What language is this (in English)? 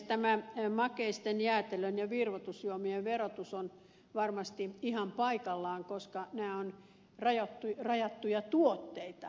Finnish